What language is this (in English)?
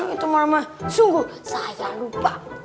Indonesian